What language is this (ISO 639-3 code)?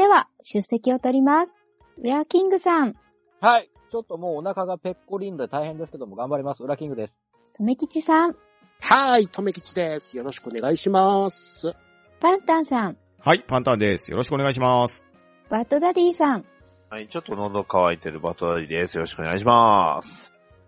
jpn